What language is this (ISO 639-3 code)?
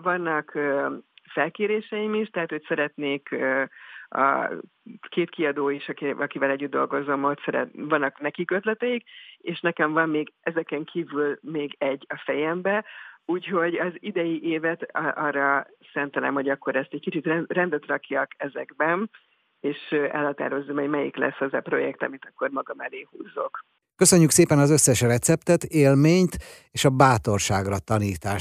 hun